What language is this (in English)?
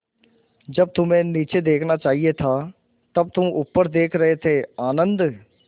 Hindi